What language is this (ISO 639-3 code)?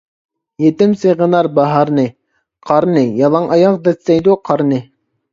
uig